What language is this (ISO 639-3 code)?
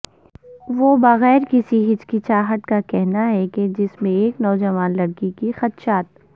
urd